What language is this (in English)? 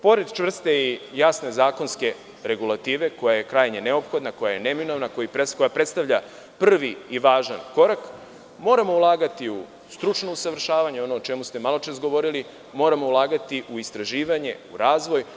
Serbian